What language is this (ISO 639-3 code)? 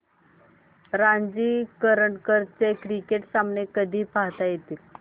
mar